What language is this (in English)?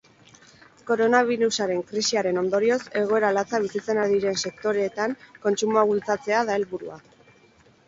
Basque